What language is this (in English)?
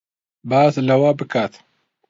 Central Kurdish